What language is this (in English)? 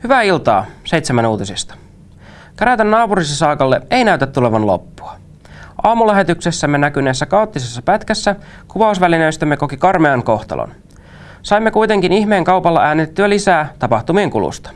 Finnish